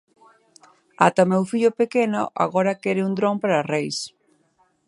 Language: Galician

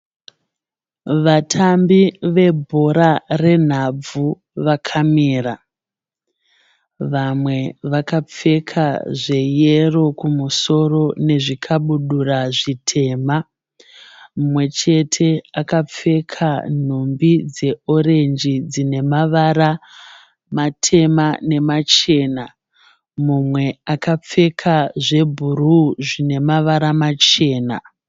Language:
Shona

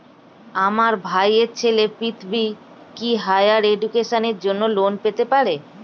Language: Bangla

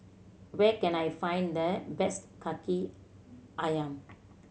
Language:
English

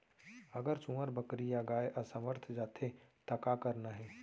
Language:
Chhattisgarhi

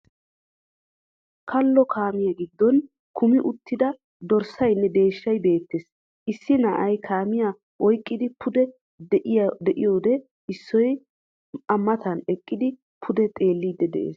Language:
Wolaytta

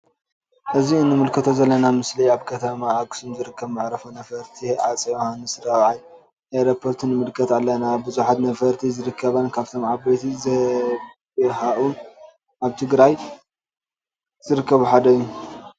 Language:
Tigrinya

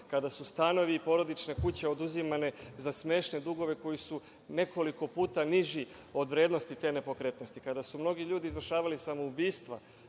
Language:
Serbian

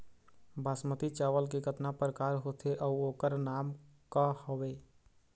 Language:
Chhattisgarhi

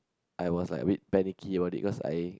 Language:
English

